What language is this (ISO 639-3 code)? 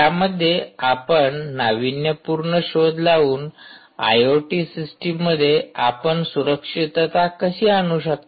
mar